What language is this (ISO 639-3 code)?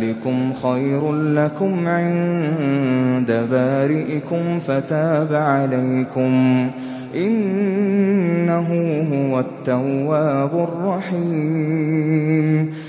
ara